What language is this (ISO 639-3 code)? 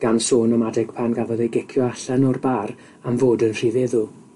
cym